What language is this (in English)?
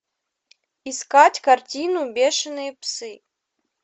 Russian